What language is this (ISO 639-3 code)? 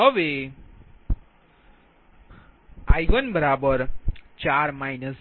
guj